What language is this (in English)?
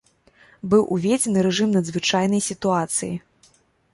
Belarusian